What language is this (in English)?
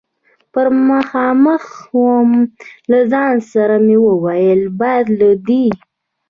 Pashto